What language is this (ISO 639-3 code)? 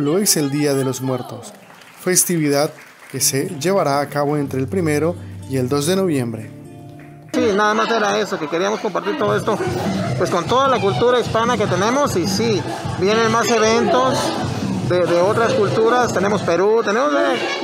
spa